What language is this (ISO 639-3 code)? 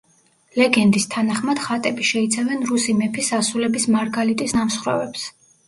kat